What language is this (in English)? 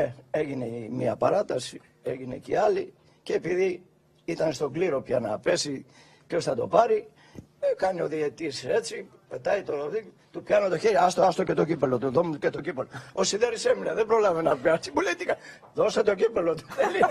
Greek